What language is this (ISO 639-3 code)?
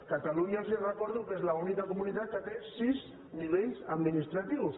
cat